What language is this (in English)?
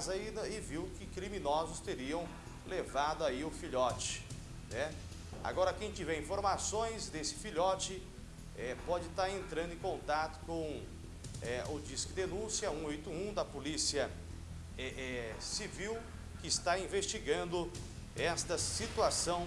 Portuguese